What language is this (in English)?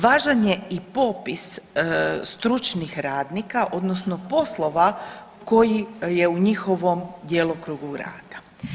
Croatian